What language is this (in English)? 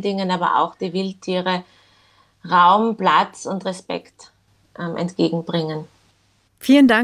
German